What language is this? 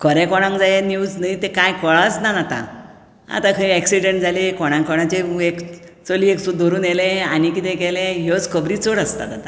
Konkani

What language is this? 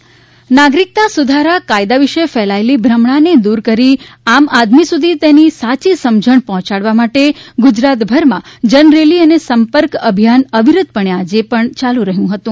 Gujarati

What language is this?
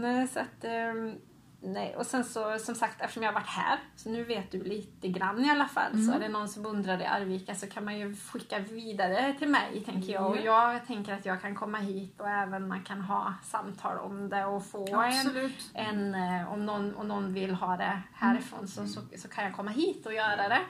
Swedish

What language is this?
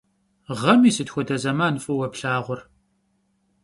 Kabardian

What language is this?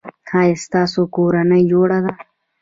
Pashto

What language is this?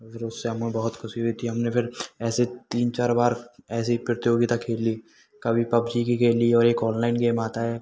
Hindi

